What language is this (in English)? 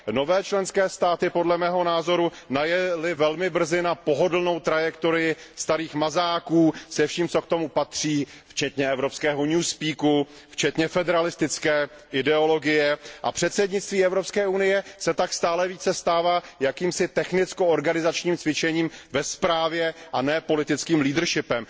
Czech